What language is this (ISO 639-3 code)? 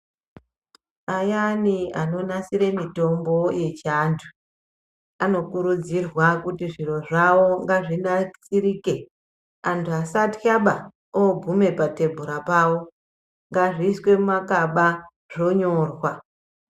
ndc